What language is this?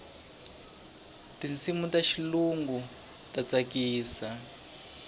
Tsonga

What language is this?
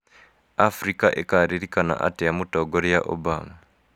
Kikuyu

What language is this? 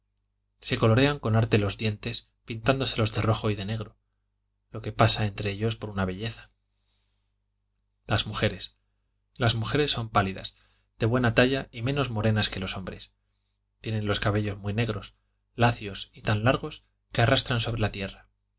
Spanish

